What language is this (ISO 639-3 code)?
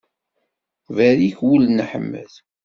kab